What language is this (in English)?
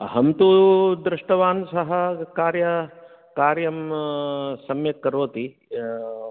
Sanskrit